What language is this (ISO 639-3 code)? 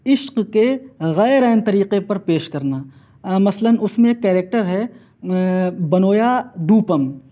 urd